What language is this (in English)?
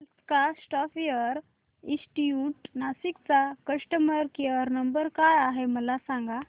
Marathi